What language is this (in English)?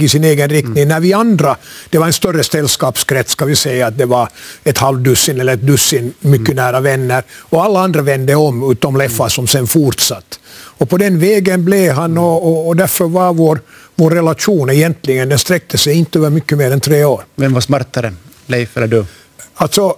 Swedish